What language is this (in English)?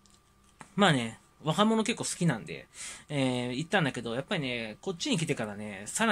Japanese